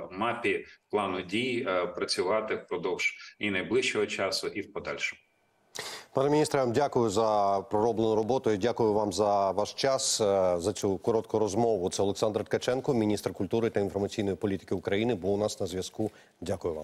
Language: Ukrainian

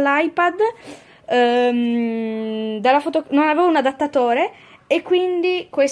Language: Italian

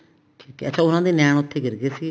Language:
Punjabi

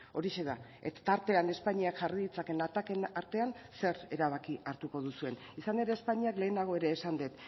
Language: Basque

